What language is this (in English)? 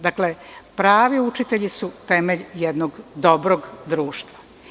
Serbian